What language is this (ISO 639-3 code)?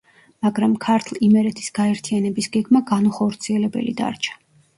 kat